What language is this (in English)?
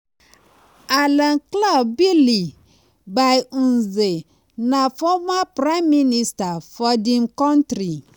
Nigerian Pidgin